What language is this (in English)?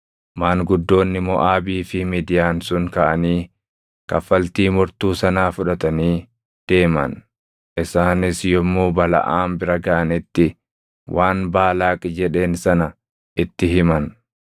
Oromo